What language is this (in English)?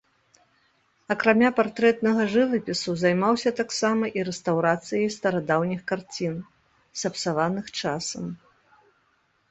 Belarusian